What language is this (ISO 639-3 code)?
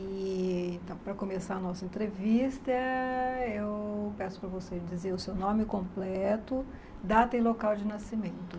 por